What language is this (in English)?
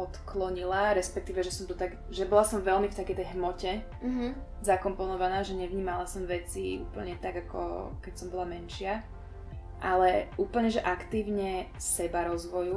Slovak